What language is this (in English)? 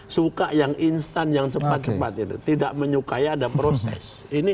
Indonesian